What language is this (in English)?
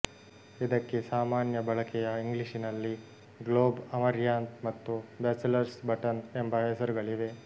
Kannada